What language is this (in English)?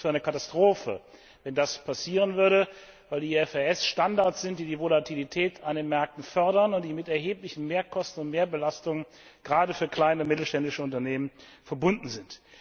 German